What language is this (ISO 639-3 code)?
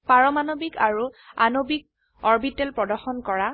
asm